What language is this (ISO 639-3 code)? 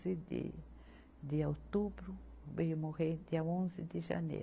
por